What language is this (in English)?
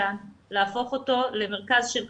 Hebrew